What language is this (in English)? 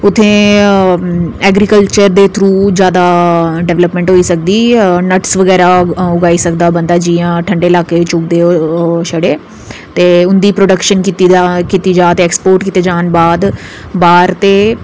Dogri